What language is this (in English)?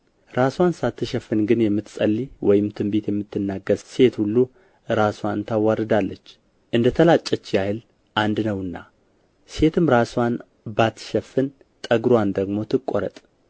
Amharic